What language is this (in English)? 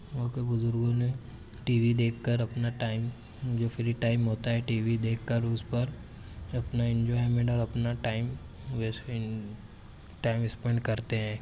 Urdu